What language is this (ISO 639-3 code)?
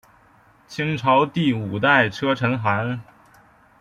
zho